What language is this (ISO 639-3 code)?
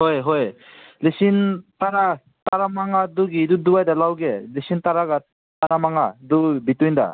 mni